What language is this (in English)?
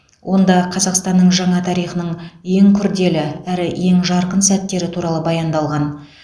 Kazakh